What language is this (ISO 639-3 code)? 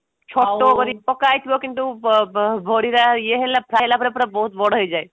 ori